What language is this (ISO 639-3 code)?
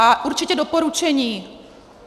ces